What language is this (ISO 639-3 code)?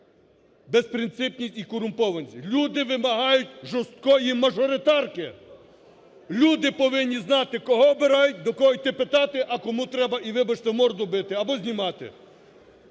ukr